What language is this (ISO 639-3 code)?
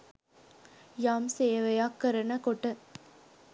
sin